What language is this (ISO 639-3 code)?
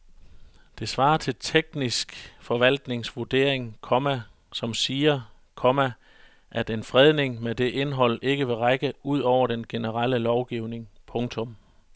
dan